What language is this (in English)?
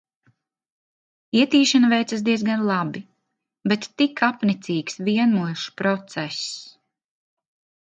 Latvian